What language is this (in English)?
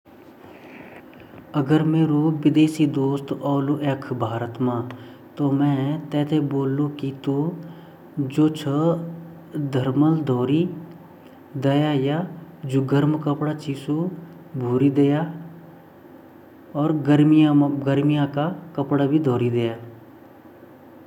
Garhwali